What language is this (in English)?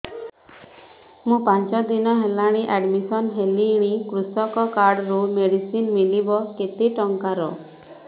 Odia